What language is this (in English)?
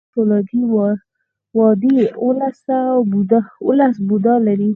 Pashto